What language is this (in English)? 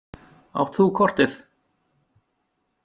Icelandic